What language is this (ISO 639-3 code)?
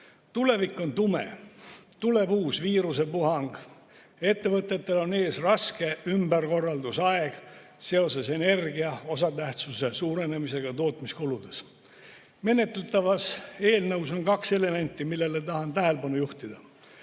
est